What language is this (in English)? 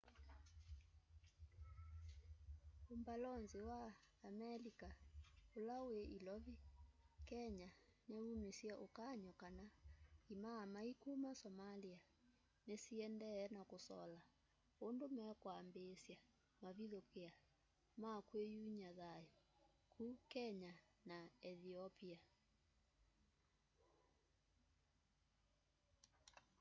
Kamba